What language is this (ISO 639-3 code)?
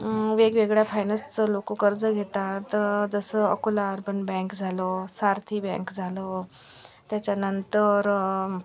mar